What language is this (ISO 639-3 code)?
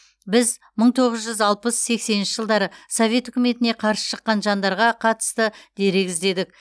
kaz